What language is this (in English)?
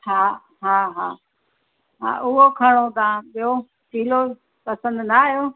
Sindhi